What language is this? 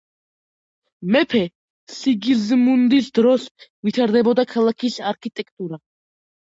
Georgian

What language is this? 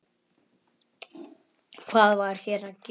Icelandic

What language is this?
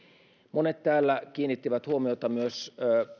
Finnish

